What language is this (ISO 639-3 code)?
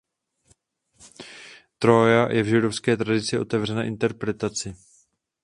ces